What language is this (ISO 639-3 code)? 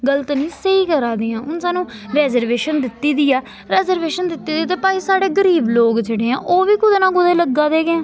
doi